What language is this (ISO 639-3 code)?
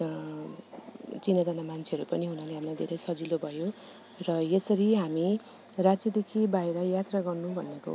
nep